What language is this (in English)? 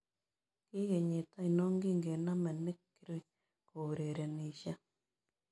Kalenjin